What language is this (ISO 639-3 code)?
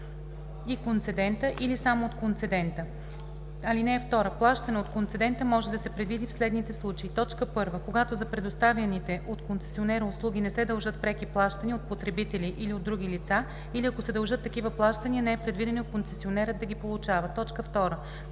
bul